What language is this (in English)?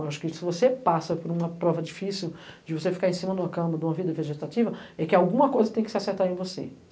Portuguese